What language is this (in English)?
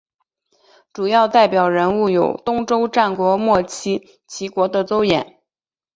Chinese